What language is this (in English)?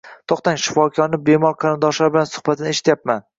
Uzbek